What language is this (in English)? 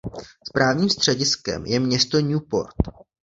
Czech